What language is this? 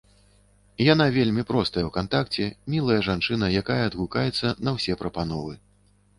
Belarusian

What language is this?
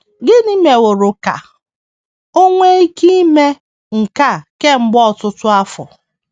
Igbo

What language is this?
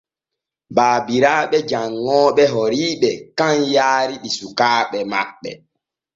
Borgu Fulfulde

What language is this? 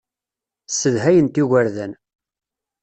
Kabyle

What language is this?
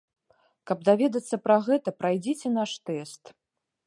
Belarusian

